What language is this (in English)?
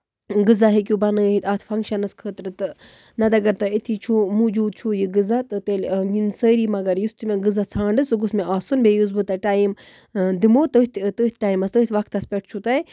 Kashmiri